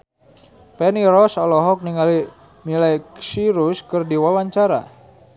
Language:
Sundanese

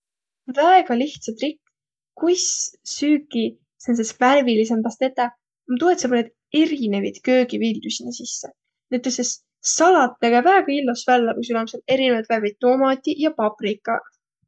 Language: Võro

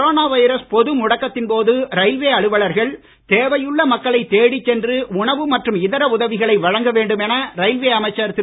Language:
Tamil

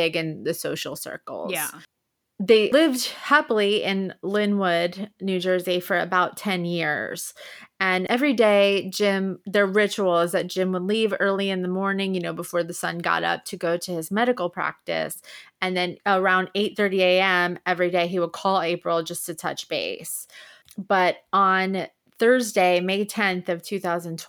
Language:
English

